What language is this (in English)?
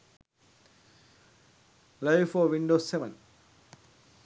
Sinhala